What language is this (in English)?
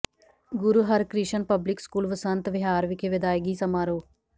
Punjabi